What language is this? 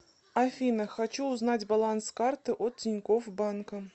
Russian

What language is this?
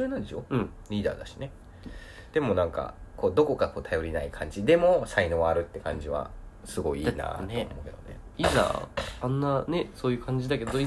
Japanese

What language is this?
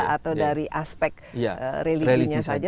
Indonesian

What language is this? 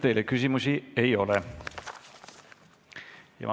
Estonian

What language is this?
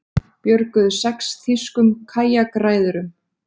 Icelandic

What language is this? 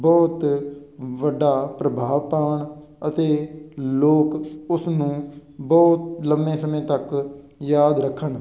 Punjabi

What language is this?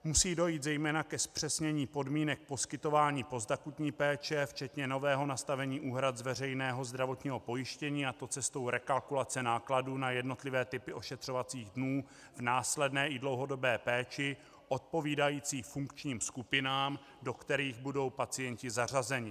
Czech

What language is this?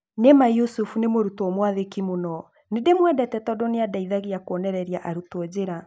Kikuyu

